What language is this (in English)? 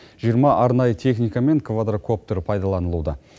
Kazakh